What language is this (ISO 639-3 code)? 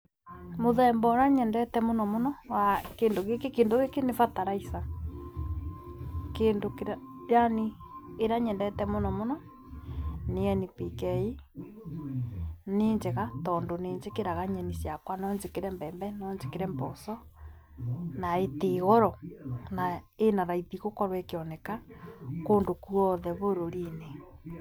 kik